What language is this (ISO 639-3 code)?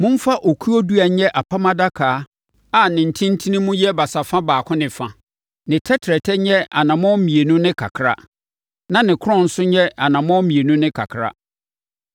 aka